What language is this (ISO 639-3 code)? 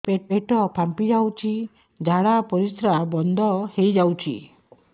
ori